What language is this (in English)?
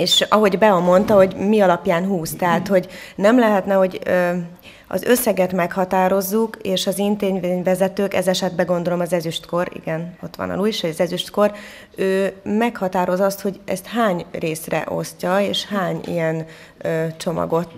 Hungarian